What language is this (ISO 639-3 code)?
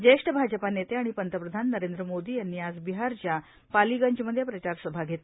mar